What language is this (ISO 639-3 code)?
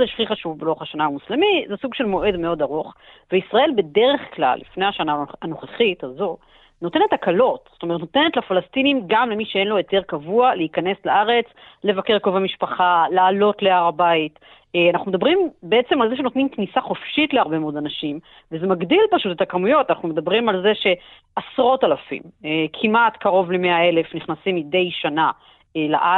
heb